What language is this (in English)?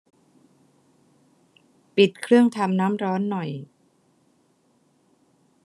Thai